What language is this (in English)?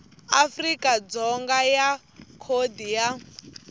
Tsonga